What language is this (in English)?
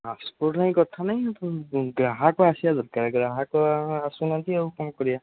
Odia